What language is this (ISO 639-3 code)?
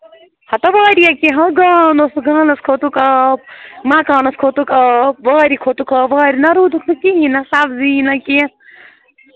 kas